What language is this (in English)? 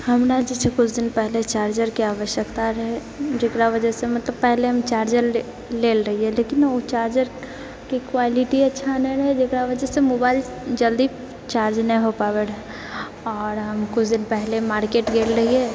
Maithili